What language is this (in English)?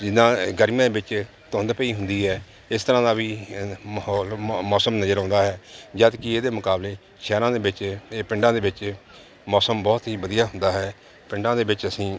Punjabi